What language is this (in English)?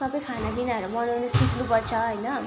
Nepali